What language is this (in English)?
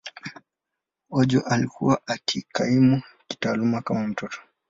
Swahili